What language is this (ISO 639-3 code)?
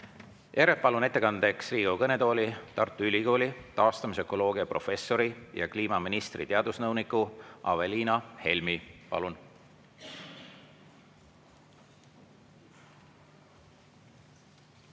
est